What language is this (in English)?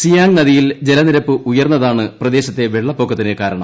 Malayalam